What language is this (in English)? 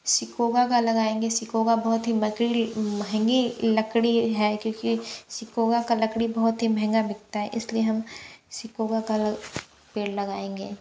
Hindi